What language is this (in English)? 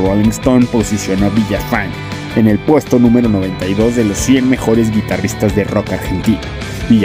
Spanish